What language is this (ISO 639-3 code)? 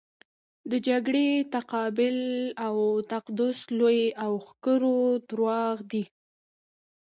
pus